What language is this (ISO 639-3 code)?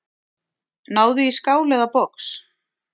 isl